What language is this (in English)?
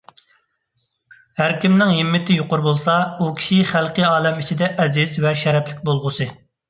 Uyghur